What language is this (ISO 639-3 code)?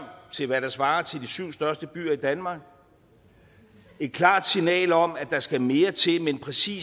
dan